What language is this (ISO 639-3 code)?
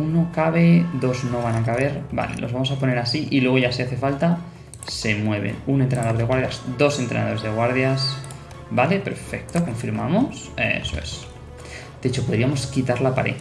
spa